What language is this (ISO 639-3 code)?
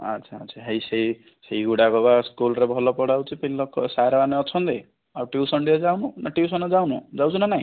ori